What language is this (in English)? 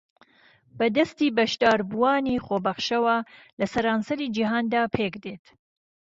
Central Kurdish